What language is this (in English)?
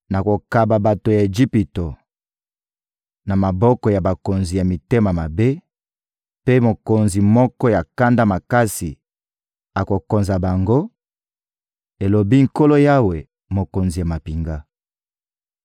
Lingala